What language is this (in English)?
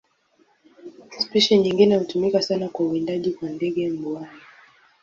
Swahili